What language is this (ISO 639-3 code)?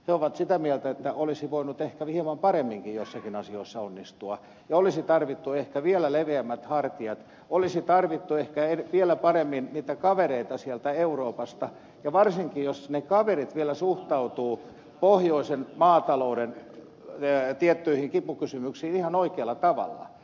fin